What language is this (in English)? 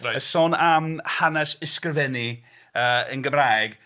Welsh